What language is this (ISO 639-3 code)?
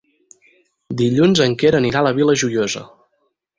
cat